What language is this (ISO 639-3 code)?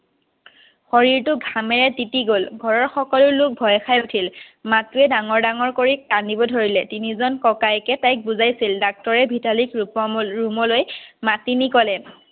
asm